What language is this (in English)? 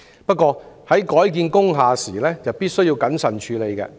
Cantonese